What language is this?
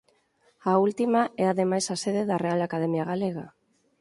Galician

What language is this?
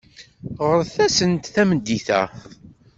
Kabyle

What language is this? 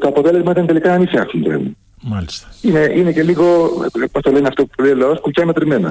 Greek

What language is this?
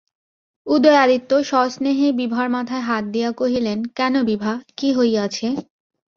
Bangla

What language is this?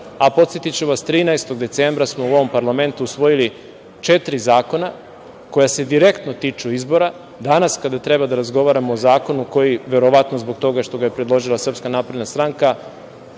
Serbian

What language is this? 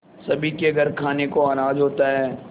Hindi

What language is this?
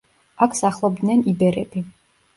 Georgian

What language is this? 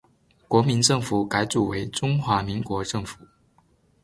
Chinese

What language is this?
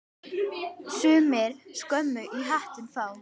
Icelandic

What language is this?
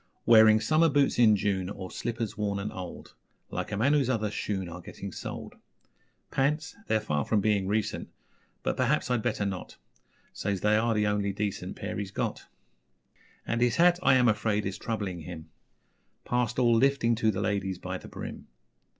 English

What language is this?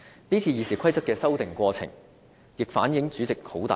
Cantonese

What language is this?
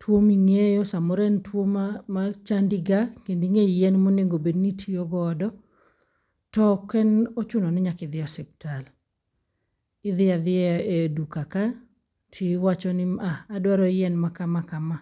Luo (Kenya and Tanzania)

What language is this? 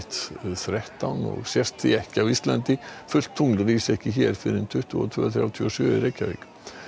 Icelandic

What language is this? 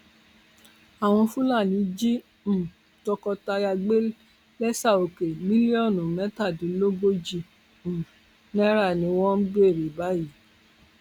Yoruba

